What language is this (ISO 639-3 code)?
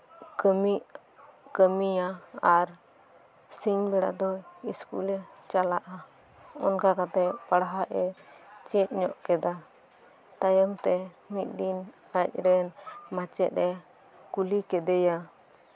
sat